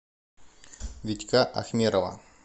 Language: Russian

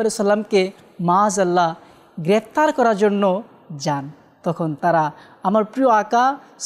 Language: Arabic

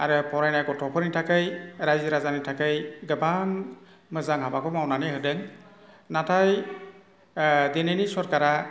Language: Bodo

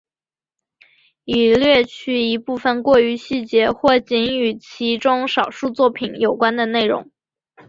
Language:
Chinese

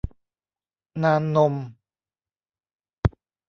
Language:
Thai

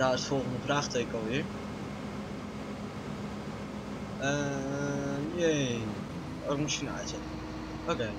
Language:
Dutch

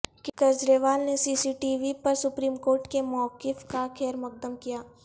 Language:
Urdu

